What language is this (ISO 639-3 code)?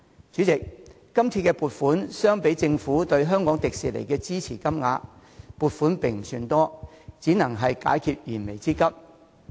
yue